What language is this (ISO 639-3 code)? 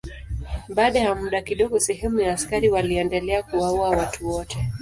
swa